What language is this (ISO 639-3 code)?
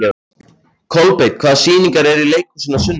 isl